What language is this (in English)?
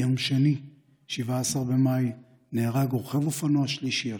Hebrew